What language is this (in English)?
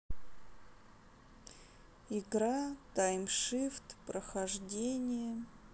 Russian